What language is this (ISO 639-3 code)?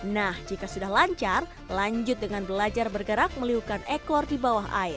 ind